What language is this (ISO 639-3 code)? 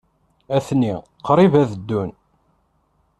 kab